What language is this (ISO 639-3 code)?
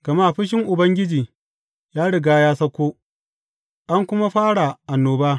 hau